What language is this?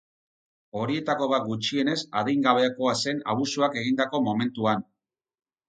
Basque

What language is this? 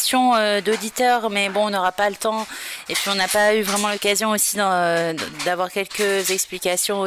French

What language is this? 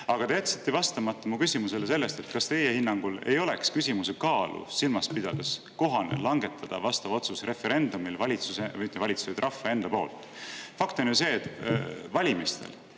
Estonian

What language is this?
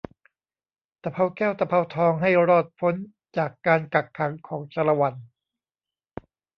Thai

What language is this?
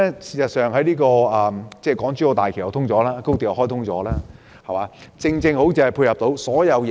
Cantonese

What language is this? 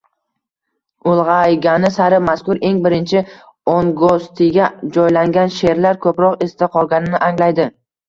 Uzbek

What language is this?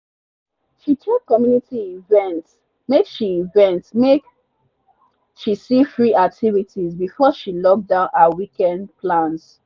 Nigerian Pidgin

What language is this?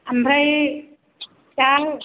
Bodo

